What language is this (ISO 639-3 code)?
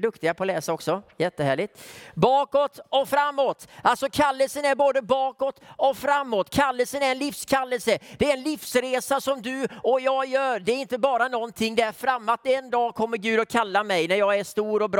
swe